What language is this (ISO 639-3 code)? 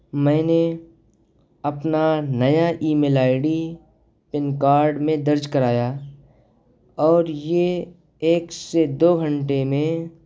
urd